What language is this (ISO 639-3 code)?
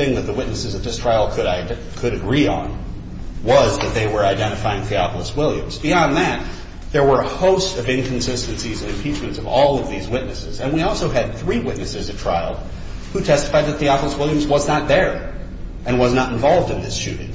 eng